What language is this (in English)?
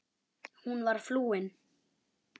Icelandic